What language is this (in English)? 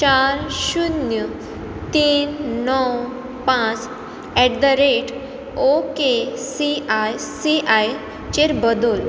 Konkani